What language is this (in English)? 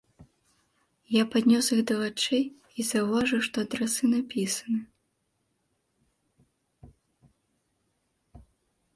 Belarusian